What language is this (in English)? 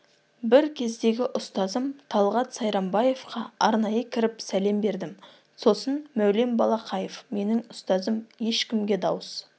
Kazakh